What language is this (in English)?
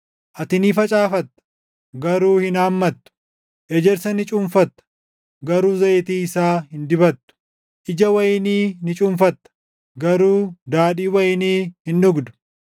Oromo